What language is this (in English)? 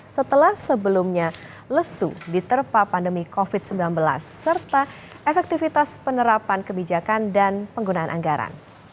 Indonesian